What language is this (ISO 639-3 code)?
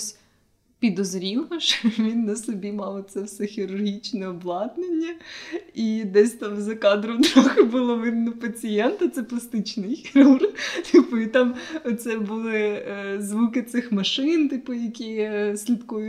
ukr